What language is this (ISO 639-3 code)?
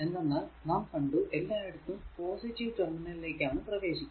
mal